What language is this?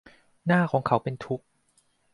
Thai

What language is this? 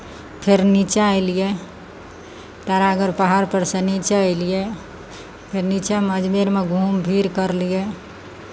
Maithili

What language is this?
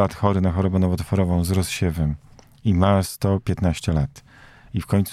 Polish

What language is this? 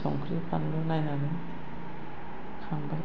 Bodo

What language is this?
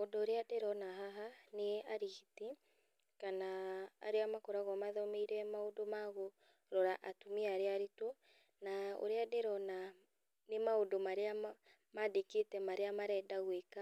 Kikuyu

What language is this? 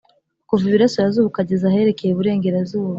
Kinyarwanda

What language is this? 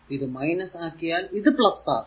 Malayalam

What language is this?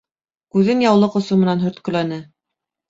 Bashkir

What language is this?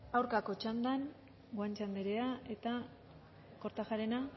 Basque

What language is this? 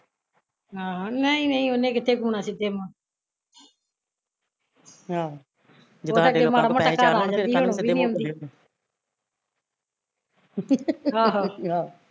Punjabi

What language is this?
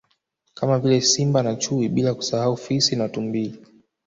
Swahili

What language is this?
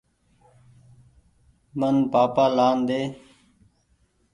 Goaria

